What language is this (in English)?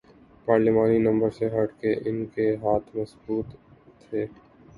Urdu